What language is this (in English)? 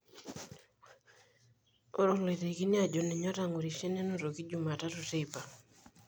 Masai